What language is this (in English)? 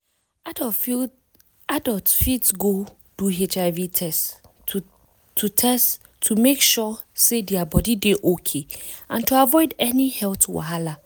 Nigerian Pidgin